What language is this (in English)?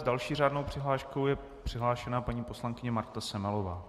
Czech